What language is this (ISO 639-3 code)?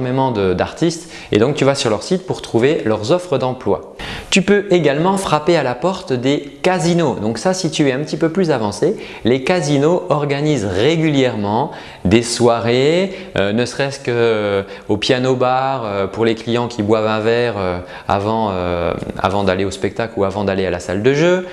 fra